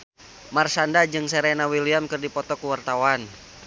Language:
Sundanese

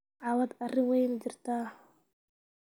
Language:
Somali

